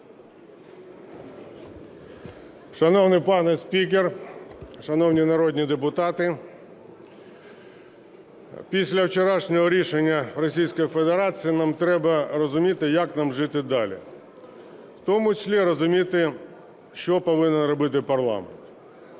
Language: Ukrainian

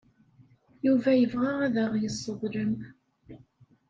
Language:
Kabyle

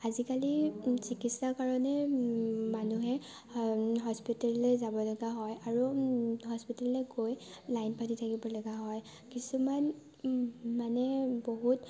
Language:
Assamese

